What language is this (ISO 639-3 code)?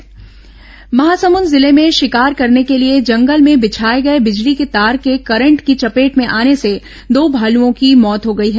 hin